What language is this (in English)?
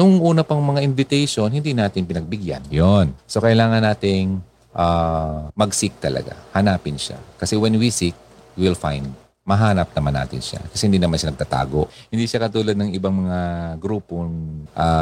Filipino